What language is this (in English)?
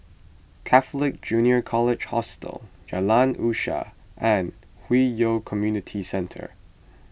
English